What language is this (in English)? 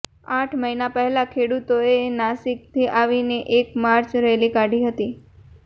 Gujarati